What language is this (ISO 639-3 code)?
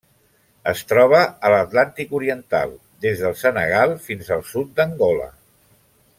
cat